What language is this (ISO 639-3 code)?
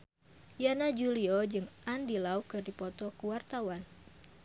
sun